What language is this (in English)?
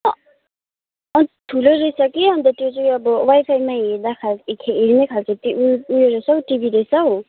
Nepali